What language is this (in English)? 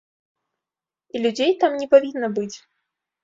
Belarusian